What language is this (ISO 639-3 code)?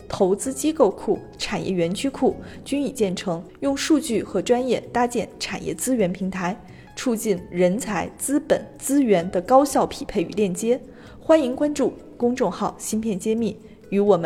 zho